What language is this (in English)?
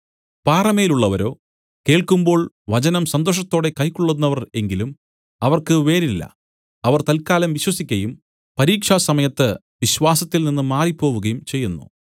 Malayalam